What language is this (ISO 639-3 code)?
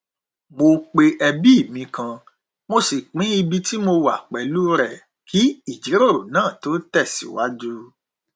yor